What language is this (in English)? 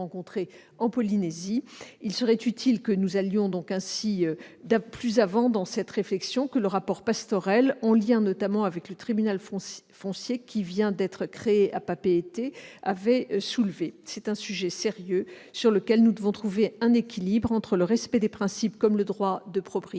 French